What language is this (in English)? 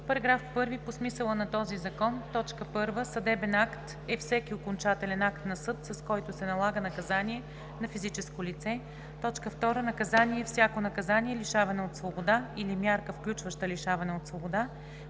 Bulgarian